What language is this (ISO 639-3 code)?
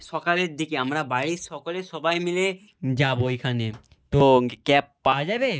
ben